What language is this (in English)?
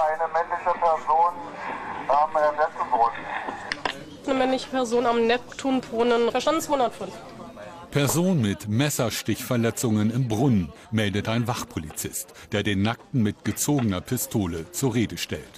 German